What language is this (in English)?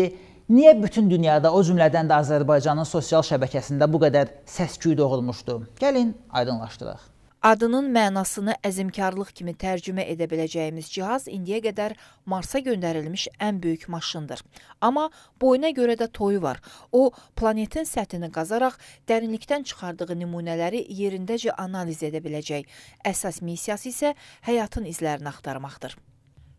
Turkish